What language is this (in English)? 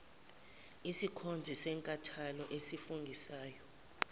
Zulu